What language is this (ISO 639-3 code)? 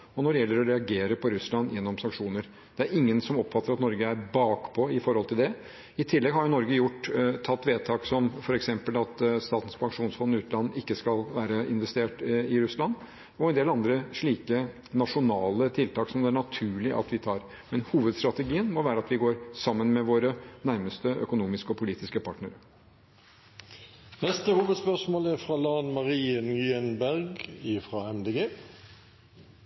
nor